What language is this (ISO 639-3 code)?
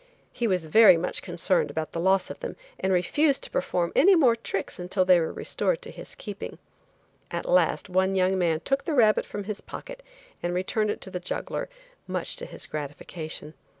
eng